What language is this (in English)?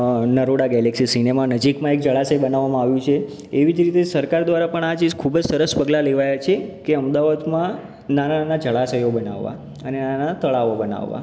Gujarati